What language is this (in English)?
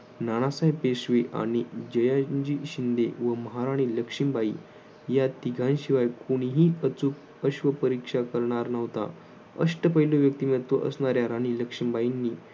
Marathi